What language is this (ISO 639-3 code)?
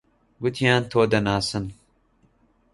ckb